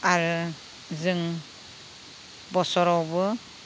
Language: Bodo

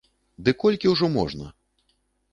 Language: Belarusian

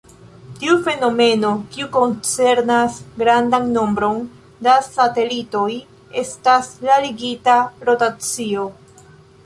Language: Esperanto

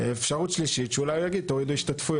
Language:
Hebrew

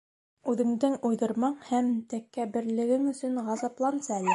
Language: Bashkir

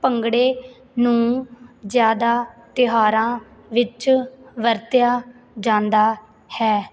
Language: Punjabi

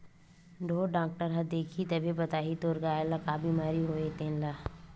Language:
Chhattisgarhi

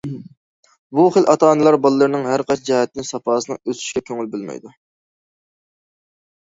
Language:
Uyghur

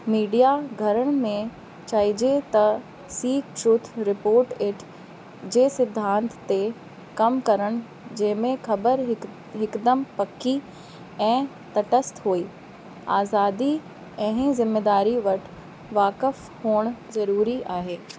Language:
Sindhi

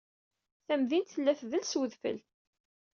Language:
Kabyle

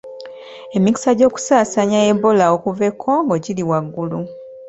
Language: Ganda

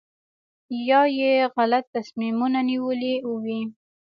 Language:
Pashto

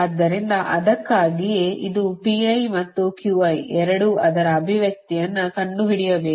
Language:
Kannada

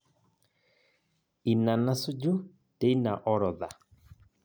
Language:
Masai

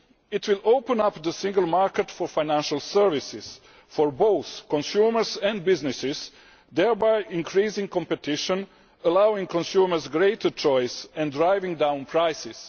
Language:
English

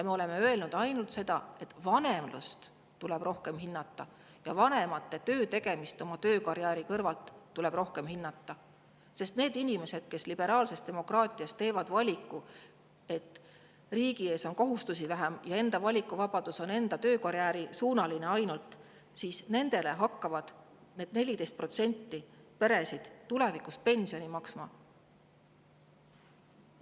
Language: Estonian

